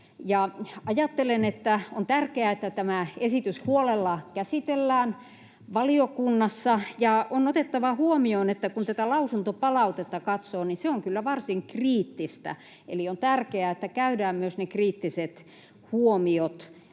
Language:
Finnish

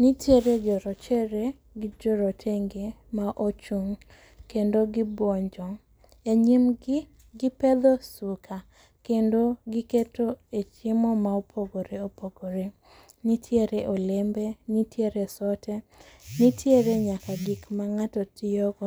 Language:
Luo (Kenya and Tanzania)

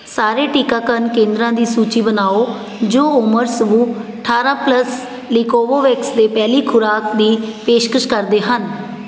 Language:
Punjabi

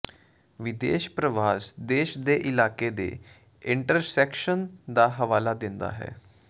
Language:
Punjabi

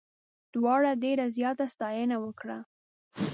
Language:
Pashto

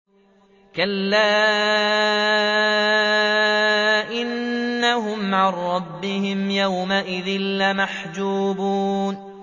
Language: Arabic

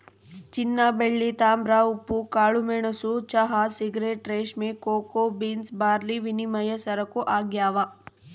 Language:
Kannada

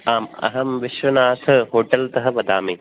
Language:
Sanskrit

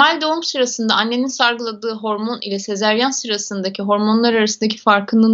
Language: Turkish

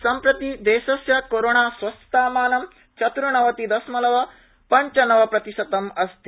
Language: Sanskrit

